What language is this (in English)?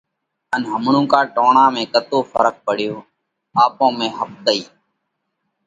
Parkari Koli